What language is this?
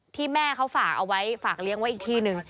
Thai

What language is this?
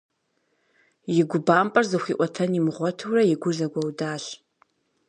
Kabardian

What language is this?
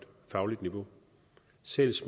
Danish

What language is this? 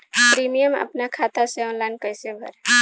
Bhojpuri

